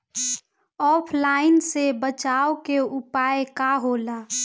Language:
Bhojpuri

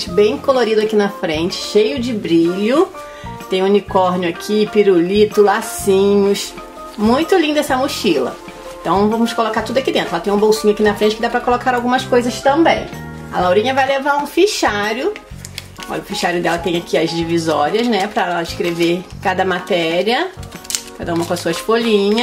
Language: Portuguese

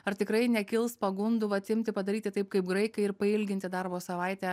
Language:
Lithuanian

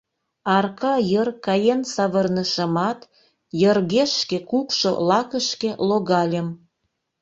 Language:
Mari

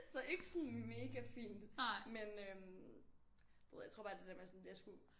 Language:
Danish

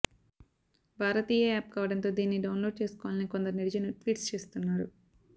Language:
Telugu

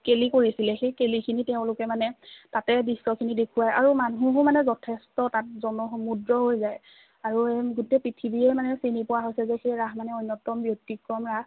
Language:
Assamese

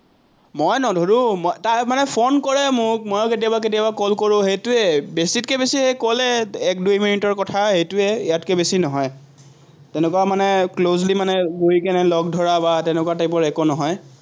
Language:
Assamese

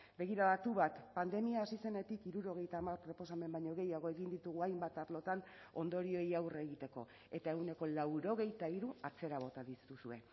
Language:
Basque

